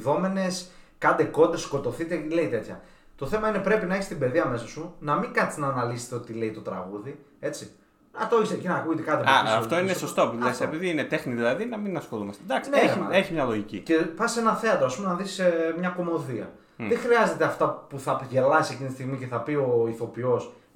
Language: Greek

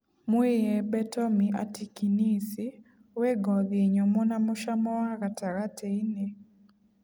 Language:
Kikuyu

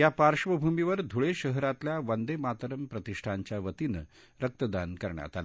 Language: Marathi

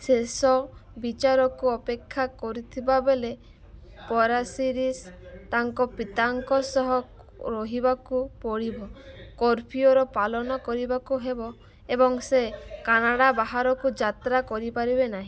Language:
Odia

